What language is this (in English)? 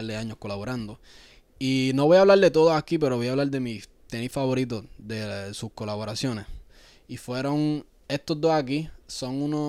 Spanish